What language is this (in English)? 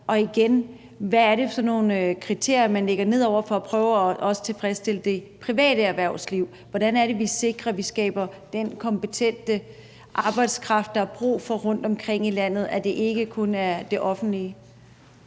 Danish